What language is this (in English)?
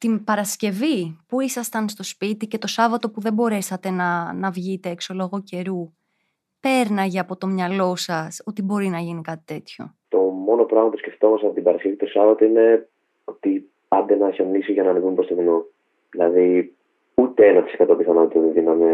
Greek